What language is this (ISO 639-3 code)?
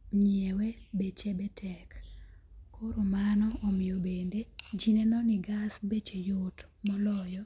luo